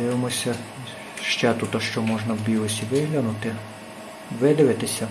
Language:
Ukrainian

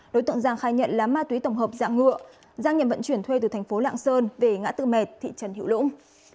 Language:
Vietnamese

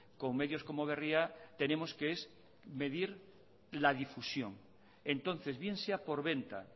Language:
Spanish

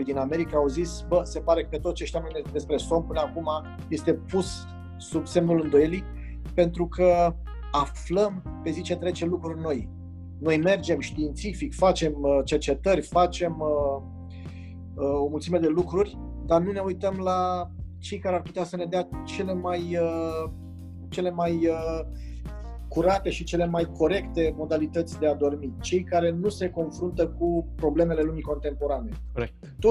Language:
Romanian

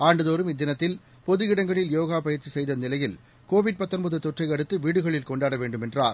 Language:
Tamil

